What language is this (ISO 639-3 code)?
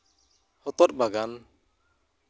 sat